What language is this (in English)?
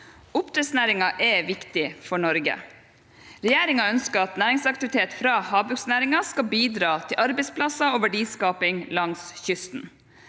Norwegian